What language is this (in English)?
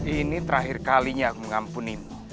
Indonesian